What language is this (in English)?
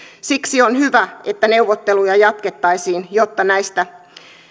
Finnish